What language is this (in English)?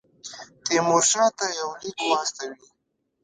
Pashto